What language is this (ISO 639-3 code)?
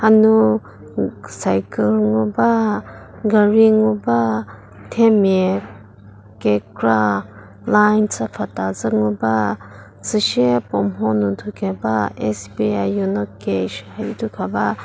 njm